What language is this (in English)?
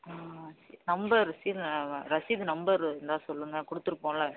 Tamil